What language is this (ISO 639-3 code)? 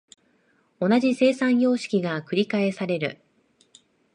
jpn